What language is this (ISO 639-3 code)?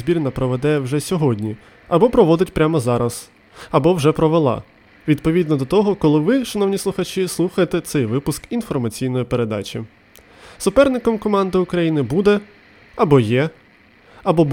ukr